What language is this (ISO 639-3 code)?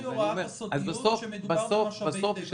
heb